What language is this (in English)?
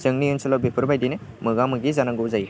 Bodo